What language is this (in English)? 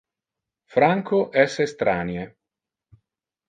Interlingua